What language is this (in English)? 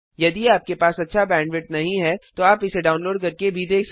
Hindi